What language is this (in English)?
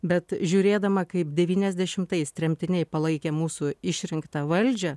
Lithuanian